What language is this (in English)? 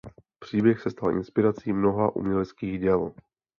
Czech